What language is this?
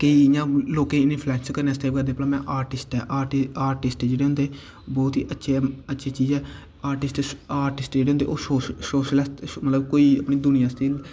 Dogri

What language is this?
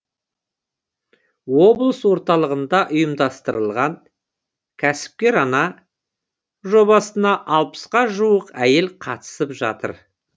Kazakh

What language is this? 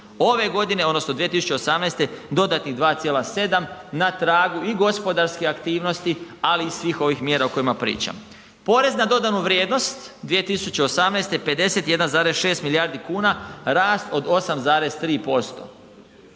Croatian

